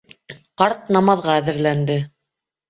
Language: Bashkir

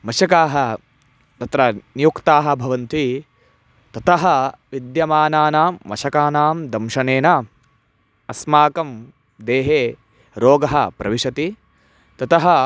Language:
Sanskrit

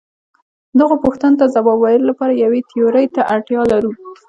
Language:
Pashto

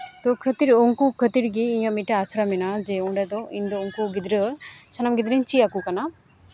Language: Santali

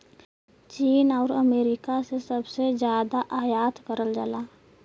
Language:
Bhojpuri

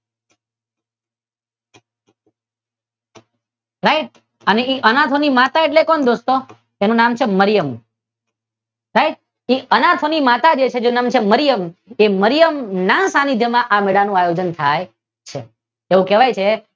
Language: Gujarati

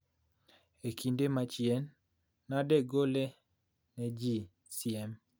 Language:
Luo (Kenya and Tanzania)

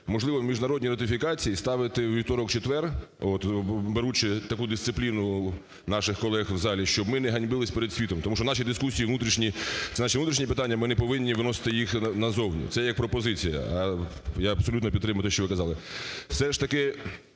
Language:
Ukrainian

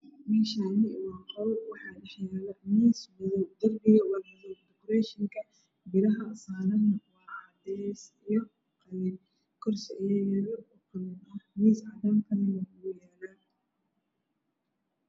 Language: Somali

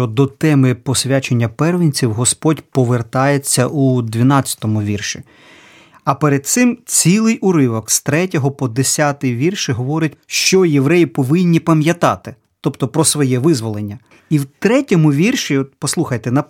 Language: Ukrainian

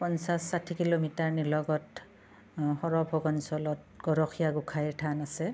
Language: Assamese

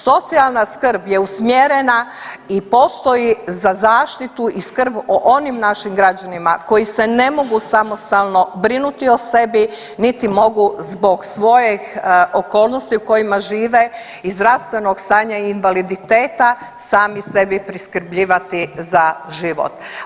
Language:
Croatian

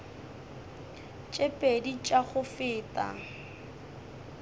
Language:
Northern Sotho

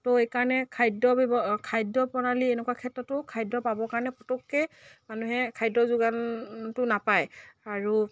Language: Assamese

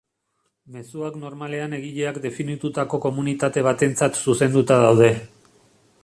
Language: Basque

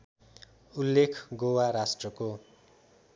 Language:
Nepali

